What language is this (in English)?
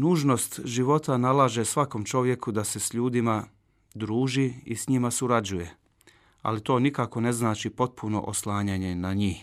Croatian